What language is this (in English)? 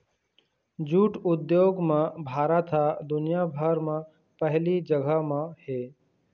Chhattisgarhi